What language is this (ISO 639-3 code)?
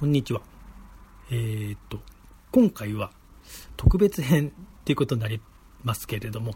jpn